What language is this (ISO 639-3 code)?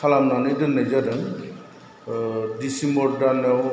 brx